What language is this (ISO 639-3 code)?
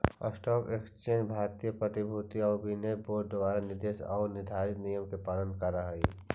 mag